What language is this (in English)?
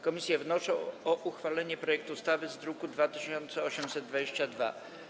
Polish